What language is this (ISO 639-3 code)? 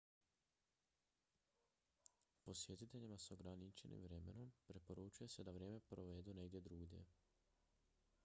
hrv